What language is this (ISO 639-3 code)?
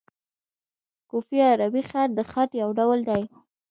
pus